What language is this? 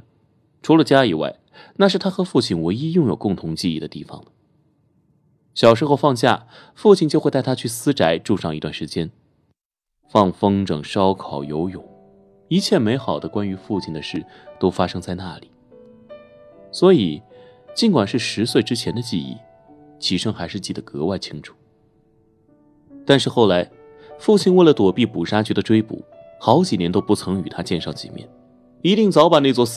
Chinese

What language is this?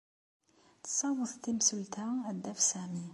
Kabyle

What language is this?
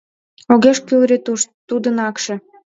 Mari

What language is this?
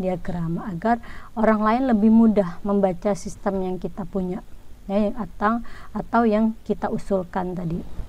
Indonesian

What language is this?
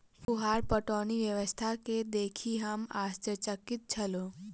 Maithili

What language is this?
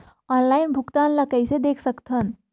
Chhattisgarhi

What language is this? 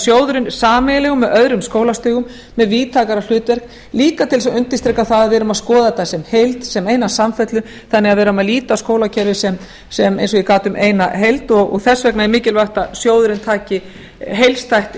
Icelandic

